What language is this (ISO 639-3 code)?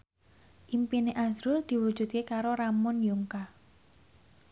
jav